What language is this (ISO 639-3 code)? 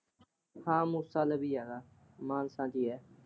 pan